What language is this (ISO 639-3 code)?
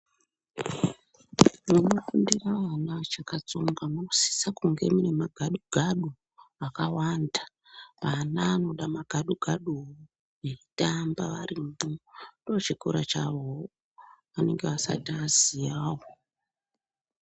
ndc